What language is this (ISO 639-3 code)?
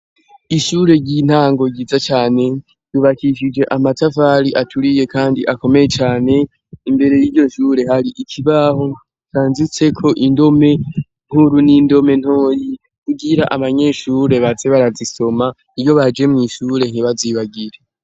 run